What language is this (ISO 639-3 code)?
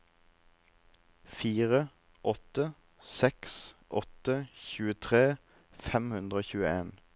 nor